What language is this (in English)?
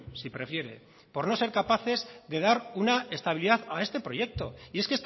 Spanish